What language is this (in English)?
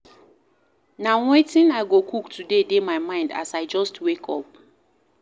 Nigerian Pidgin